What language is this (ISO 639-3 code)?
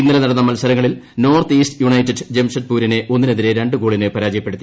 mal